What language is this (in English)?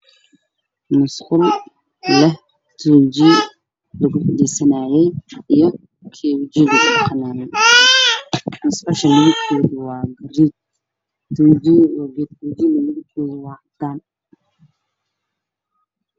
Somali